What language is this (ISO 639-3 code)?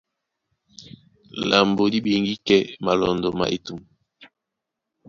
dua